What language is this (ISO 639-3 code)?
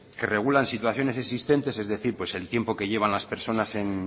spa